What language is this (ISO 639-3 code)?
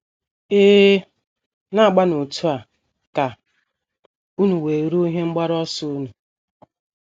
ibo